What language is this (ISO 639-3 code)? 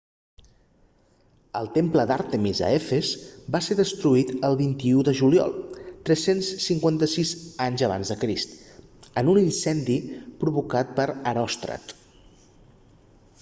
cat